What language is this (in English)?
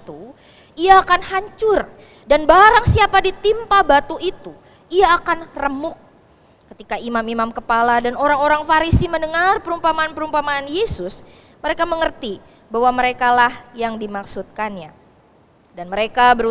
Indonesian